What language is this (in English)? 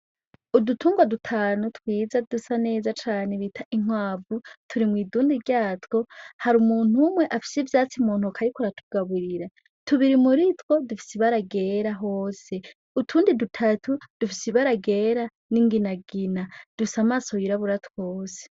Rundi